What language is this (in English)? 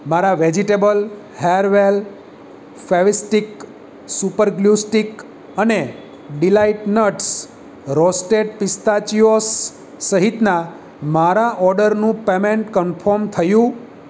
Gujarati